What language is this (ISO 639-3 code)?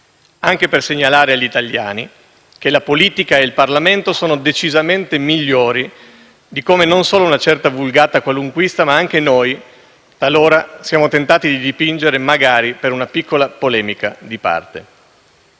ita